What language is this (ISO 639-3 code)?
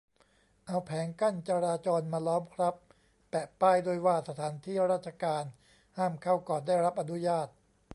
tha